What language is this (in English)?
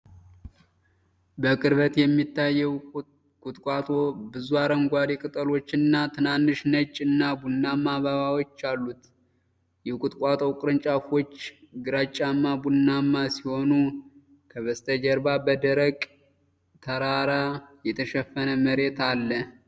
Amharic